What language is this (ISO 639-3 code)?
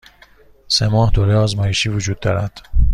fas